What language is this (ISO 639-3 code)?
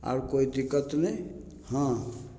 mai